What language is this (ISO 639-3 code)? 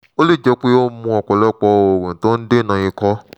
yor